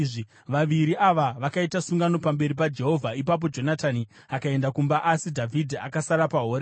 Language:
Shona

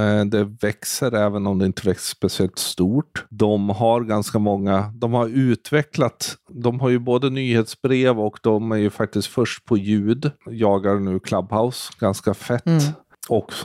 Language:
Swedish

